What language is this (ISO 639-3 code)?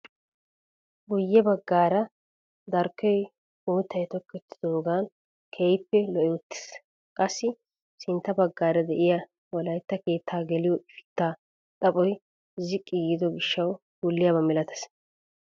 wal